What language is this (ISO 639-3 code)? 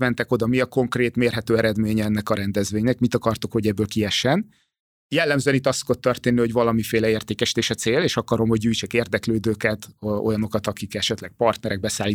hun